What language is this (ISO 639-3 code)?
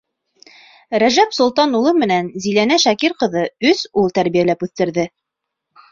bak